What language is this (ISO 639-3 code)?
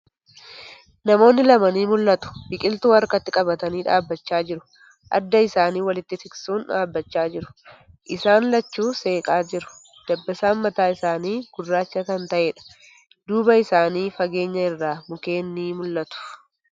orm